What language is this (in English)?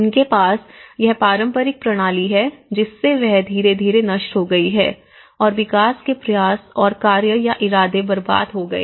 Hindi